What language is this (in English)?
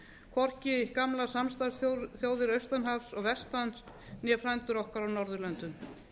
Icelandic